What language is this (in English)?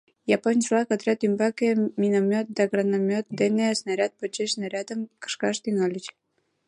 Mari